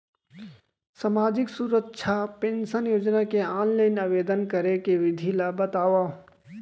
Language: Chhattisgarhi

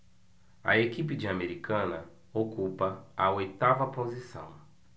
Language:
Portuguese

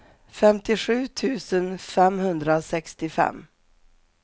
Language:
Swedish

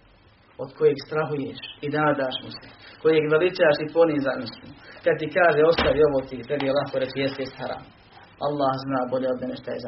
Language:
Croatian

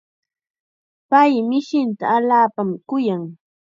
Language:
Chiquián Ancash Quechua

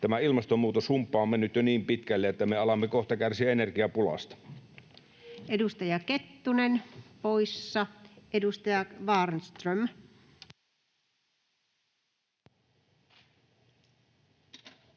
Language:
Finnish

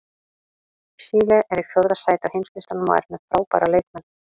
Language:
Icelandic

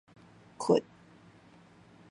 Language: Min Nan Chinese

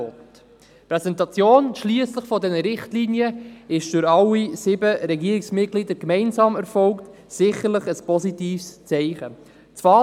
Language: Swiss German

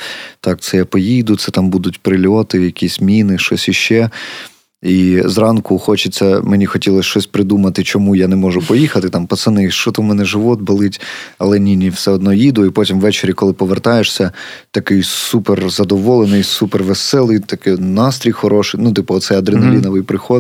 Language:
Ukrainian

